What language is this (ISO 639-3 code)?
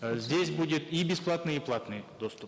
kaz